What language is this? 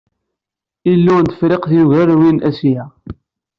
Kabyle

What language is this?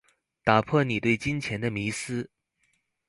Chinese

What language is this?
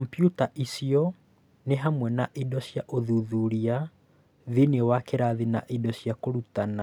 Kikuyu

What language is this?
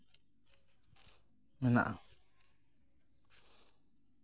Santali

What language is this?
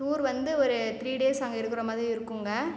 Tamil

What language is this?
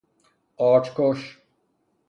Persian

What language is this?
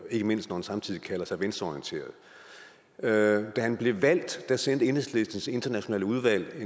Danish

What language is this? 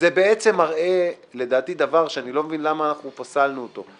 Hebrew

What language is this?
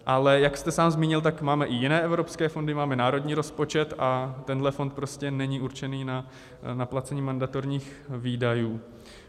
Czech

